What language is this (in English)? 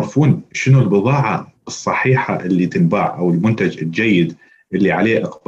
Arabic